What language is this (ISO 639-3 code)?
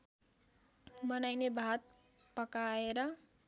nep